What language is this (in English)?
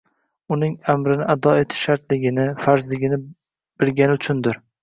Uzbek